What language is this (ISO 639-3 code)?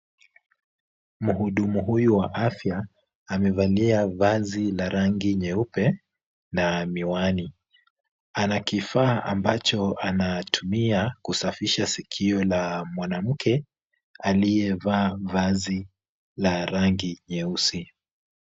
swa